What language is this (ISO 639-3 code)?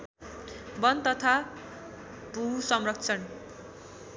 nep